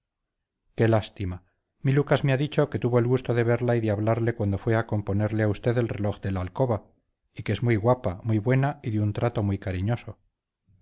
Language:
Spanish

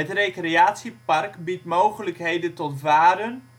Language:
Dutch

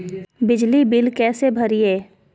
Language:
Magahi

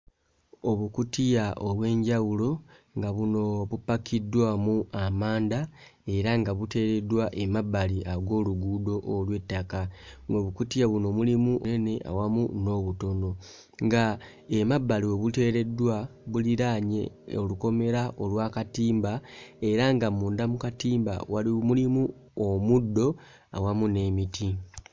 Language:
Ganda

